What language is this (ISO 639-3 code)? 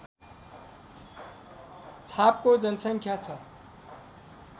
nep